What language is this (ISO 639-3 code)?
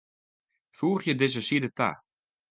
fry